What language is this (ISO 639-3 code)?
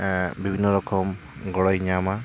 sat